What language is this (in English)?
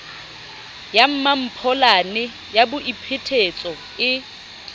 Southern Sotho